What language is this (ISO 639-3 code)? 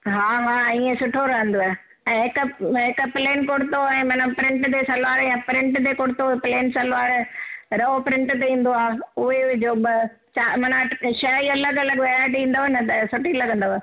snd